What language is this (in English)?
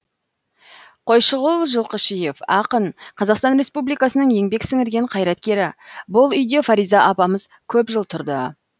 Kazakh